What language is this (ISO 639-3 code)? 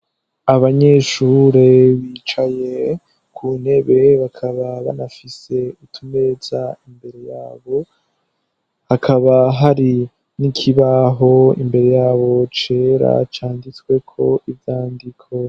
run